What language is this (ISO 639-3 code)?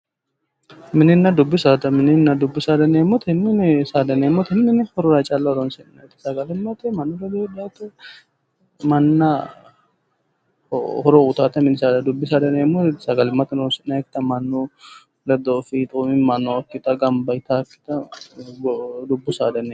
sid